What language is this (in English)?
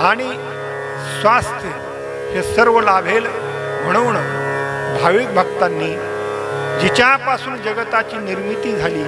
Marathi